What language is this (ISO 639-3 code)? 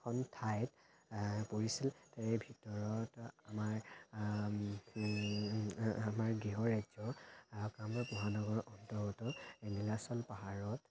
asm